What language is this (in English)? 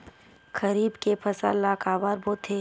Chhattisgarhi